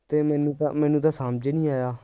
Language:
Punjabi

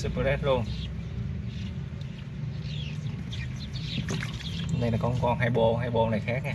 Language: Vietnamese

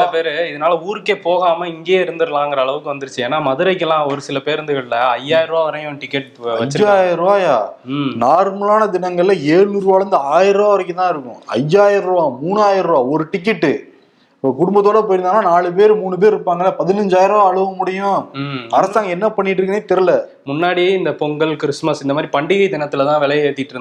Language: Tamil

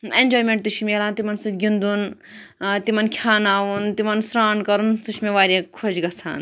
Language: Kashmiri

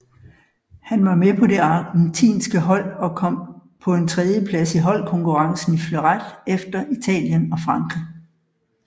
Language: Danish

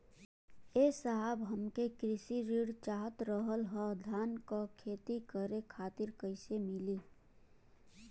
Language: Bhojpuri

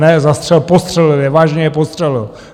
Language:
Czech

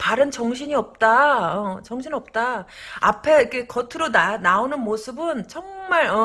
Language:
Korean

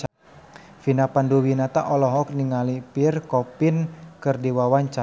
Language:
Sundanese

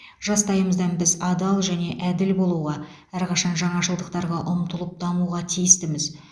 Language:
Kazakh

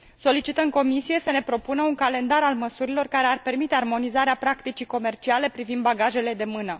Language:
Romanian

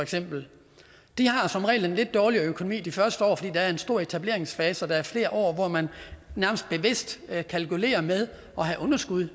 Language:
Danish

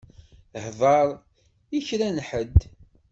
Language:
Kabyle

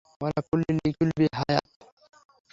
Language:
Bangla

